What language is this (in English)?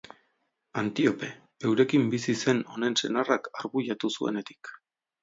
Basque